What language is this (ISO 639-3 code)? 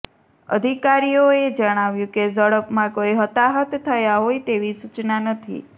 guj